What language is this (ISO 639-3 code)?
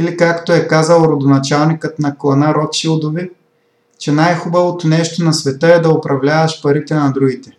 bul